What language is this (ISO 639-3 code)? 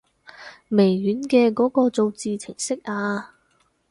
yue